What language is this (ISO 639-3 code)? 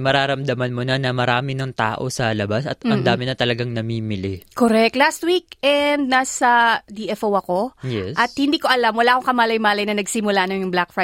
fil